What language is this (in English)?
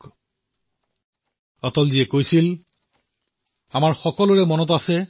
Assamese